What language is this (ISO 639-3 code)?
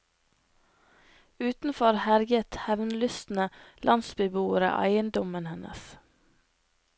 nor